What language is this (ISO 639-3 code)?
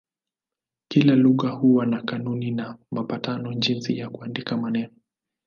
swa